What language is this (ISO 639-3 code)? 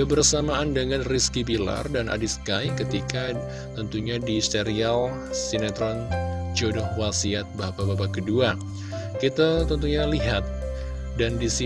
ind